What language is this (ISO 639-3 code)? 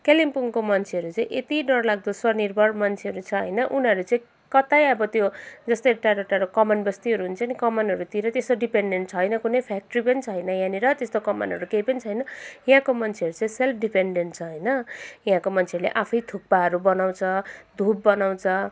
nep